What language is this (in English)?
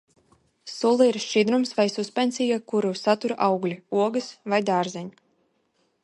Latvian